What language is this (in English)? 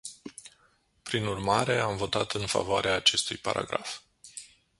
Romanian